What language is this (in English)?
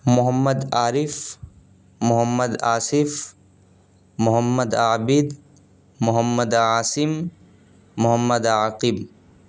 Urdu